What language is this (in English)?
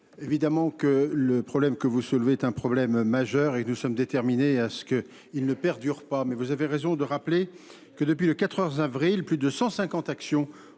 French